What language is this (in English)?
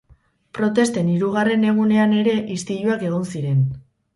Basque